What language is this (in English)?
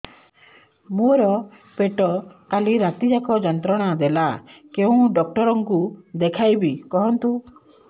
Odia